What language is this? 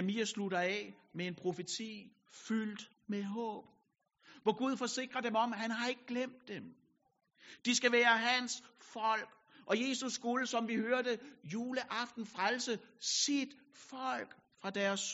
Danish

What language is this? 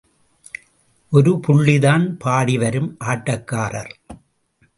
Tamil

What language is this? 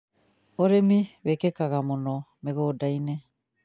Kikuyu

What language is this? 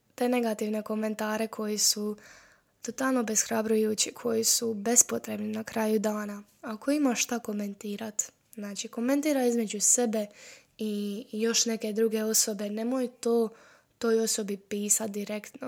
Croatian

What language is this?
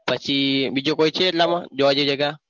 Gujarati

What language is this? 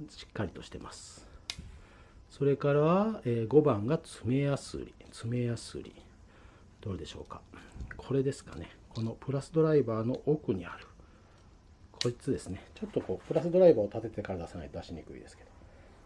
Japanese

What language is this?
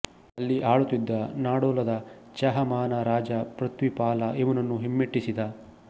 Kannada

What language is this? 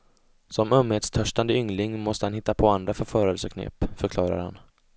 Swedish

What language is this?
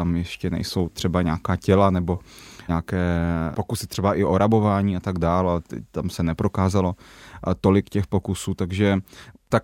Czech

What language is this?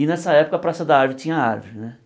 Portuguese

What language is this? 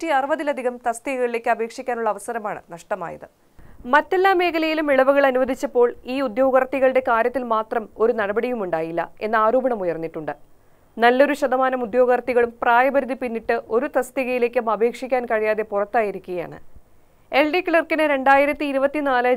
Malayalam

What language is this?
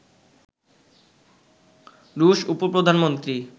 Bangla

